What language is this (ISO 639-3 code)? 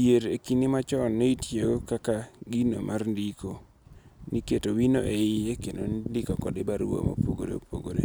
luo